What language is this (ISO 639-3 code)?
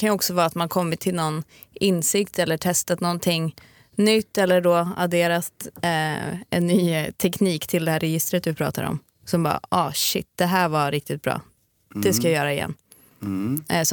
swe